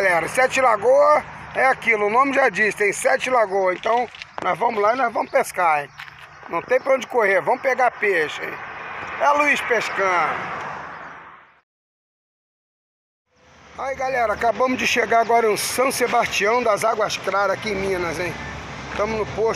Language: Portuguese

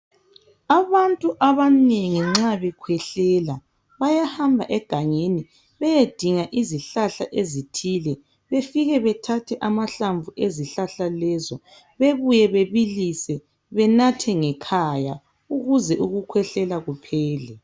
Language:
North Ndebele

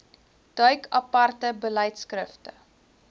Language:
Afrikaans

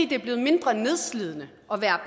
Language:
Danish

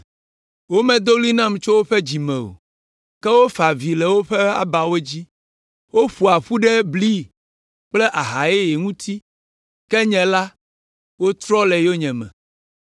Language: Ewe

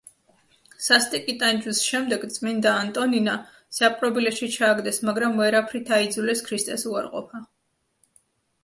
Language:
Georgian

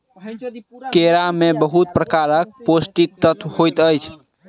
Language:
Maithili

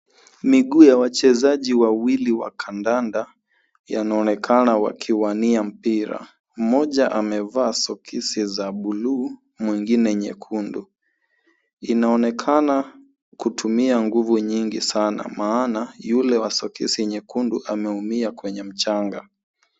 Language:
Swahili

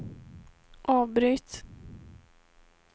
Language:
Swedish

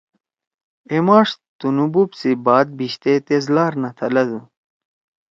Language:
Torwali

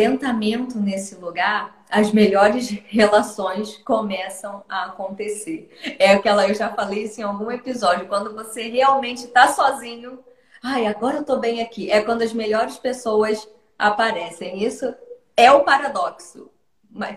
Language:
Portuguese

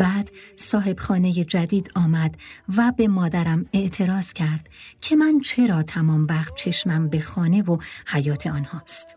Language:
Persian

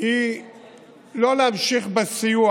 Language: Hebrew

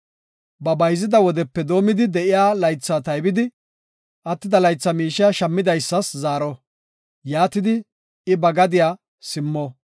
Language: Gofa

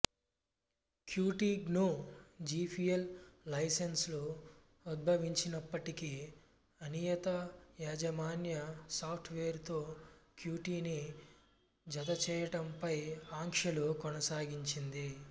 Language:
Telugu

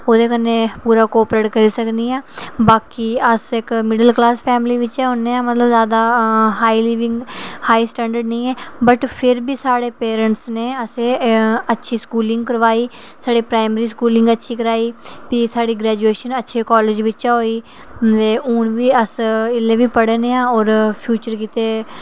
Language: Dogri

